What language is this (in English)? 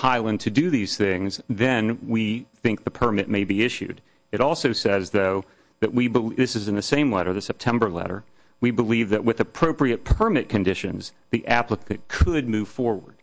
English